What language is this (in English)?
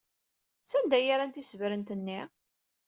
Kabyle